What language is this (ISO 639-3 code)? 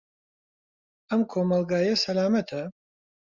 ckb